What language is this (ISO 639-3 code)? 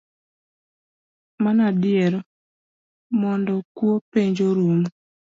luo